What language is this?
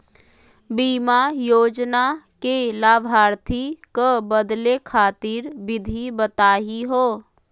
Magahi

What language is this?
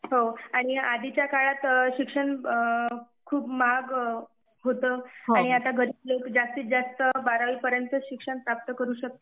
Marathi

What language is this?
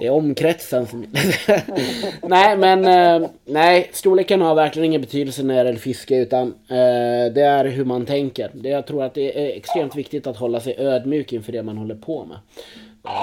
Swedish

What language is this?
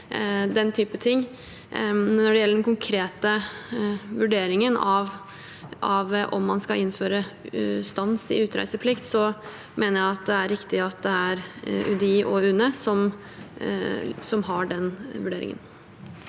Norwegian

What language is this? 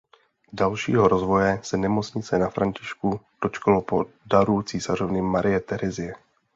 Czech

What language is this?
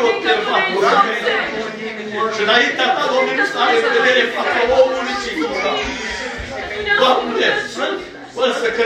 Romanian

